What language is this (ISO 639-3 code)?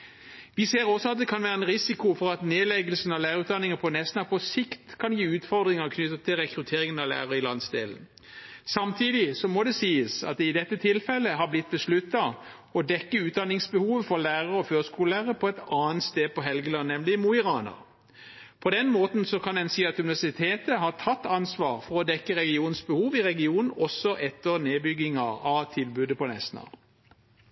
nob